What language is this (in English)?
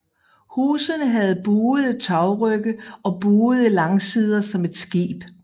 Danish